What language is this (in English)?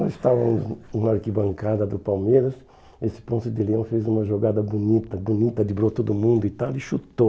Portuguese